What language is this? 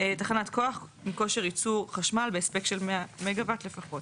Hebrew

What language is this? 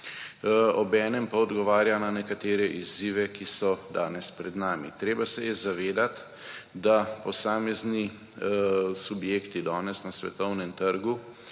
Slovenian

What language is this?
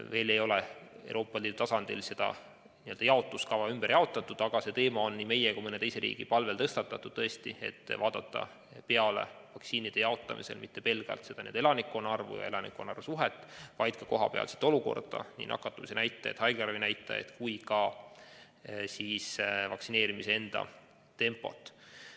Estonian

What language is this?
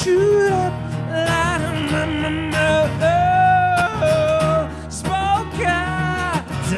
Bulgarian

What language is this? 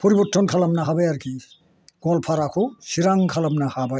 Bodo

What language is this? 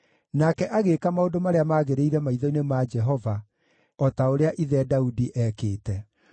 Kikuyu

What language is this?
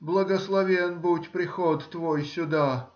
Russian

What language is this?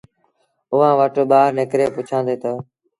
Sindhi Bhil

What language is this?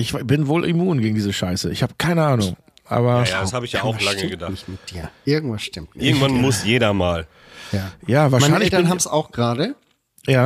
German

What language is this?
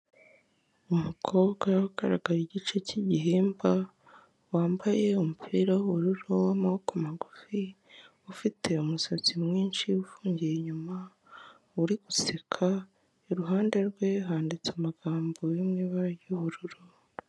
Kinyarwanda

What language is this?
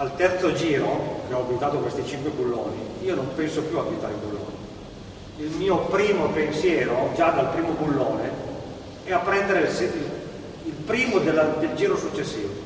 Italian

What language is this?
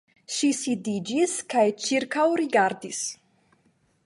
Esperanto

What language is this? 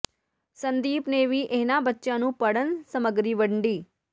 Punjabi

